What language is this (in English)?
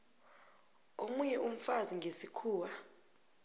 South Ndebele